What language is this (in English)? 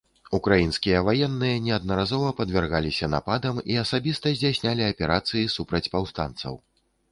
Belarusian